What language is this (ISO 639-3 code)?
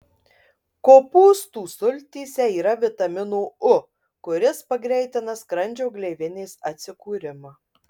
lit